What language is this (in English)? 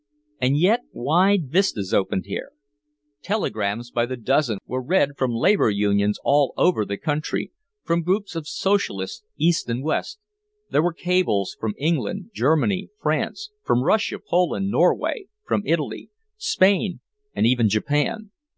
English